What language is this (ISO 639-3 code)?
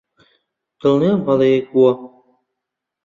ckb